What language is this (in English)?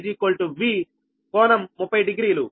Telugu